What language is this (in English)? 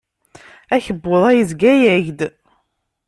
Kabyle